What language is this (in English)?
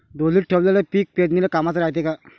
Marathi